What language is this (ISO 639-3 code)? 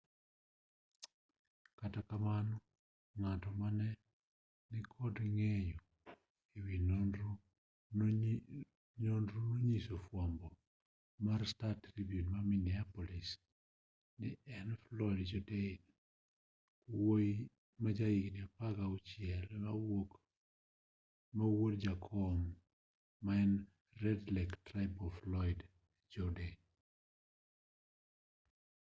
luo